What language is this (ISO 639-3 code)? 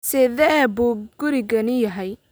som